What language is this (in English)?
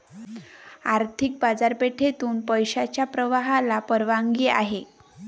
Marathi